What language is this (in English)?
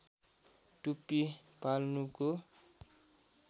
Nepali